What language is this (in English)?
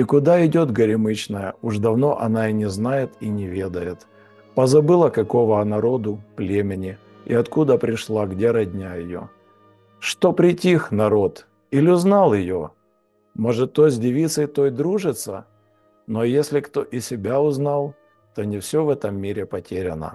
Russian